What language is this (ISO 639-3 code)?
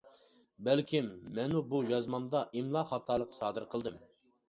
uig